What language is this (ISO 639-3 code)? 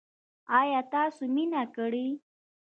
pus